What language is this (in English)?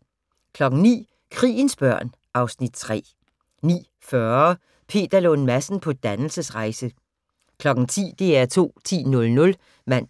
Danish